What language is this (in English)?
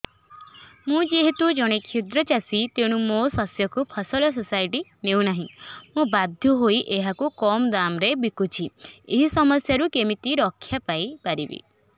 Odia